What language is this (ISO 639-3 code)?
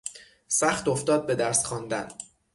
fas